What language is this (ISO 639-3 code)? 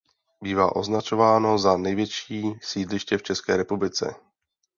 ces